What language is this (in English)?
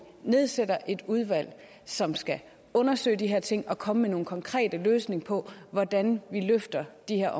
Danish